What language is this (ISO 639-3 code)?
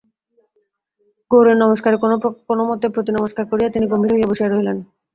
ben